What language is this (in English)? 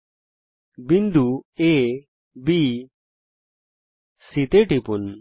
Bangla